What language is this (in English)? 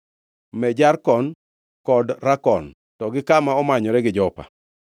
Luo (Kenya and Tanzania)